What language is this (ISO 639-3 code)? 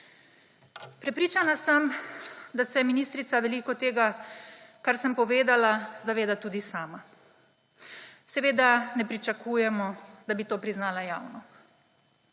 slv